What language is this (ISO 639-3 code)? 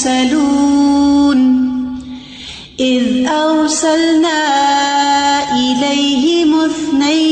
urd